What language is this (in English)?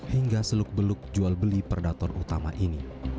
Indonesian